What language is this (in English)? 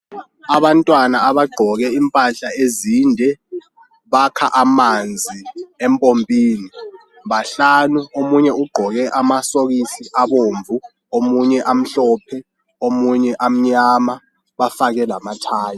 North Ndebele